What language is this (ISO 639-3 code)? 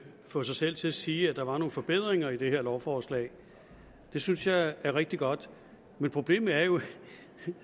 dan